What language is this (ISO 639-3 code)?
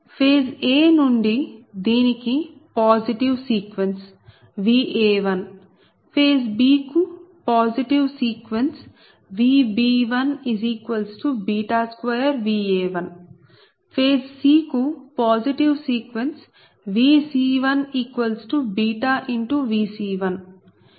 tel